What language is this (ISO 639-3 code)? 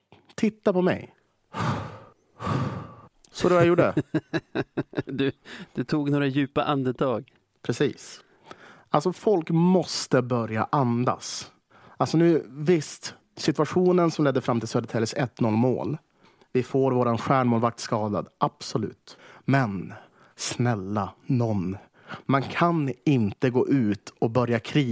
swe